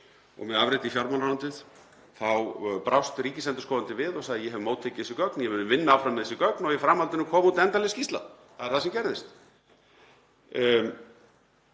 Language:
Icelandic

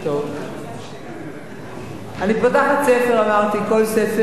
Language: Hebrew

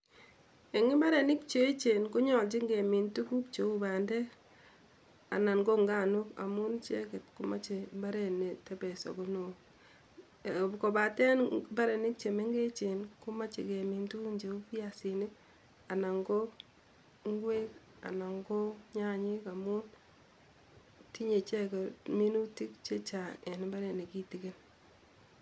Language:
Kalenjin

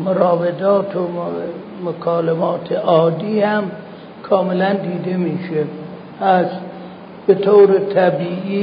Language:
Persian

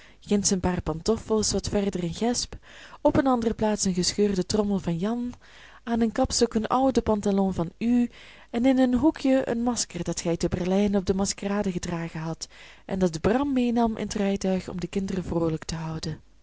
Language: Dutch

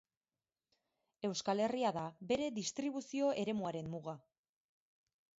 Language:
Basque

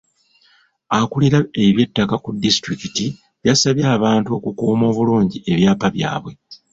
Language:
Ganda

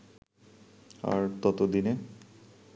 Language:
Bangla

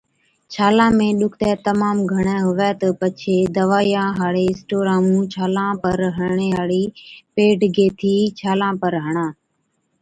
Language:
Od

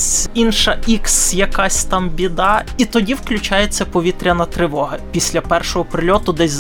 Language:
Ukrainian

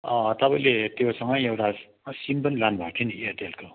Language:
Nepali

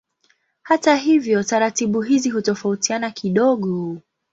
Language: Swahili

